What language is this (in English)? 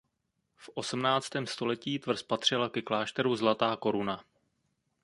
Czech